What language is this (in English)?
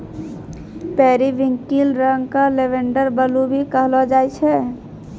Maithili